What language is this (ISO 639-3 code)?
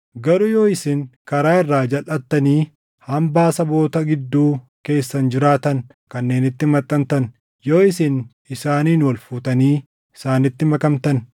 orm